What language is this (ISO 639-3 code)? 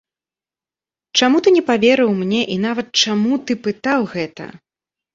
bel